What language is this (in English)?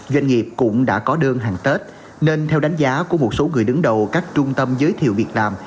Vietnamese